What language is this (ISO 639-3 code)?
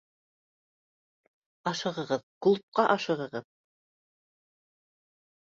bak